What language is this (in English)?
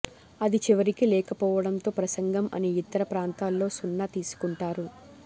Telugu